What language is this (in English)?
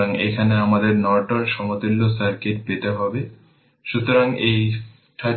Bangla